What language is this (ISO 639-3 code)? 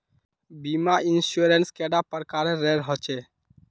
mag